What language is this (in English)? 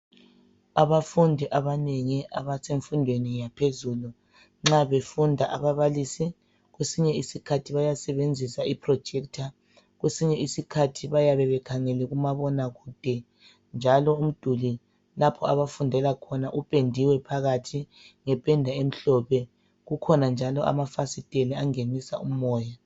North Ndebele